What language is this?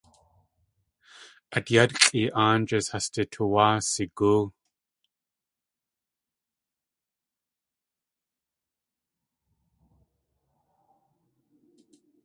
Tlingit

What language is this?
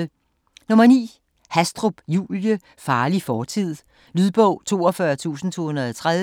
Danish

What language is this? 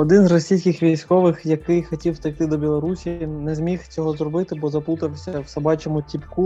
Ukrainian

